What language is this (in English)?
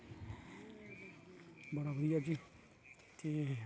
Dogri